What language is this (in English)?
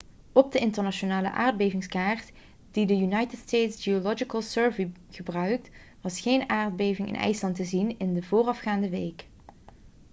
Dutch